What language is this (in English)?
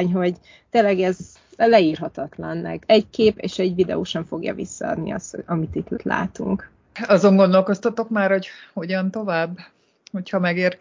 Hungarian